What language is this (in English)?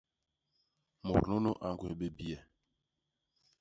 Basaa